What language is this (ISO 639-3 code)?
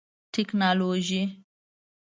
pus